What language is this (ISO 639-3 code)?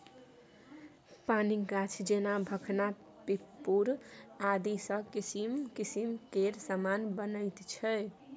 mai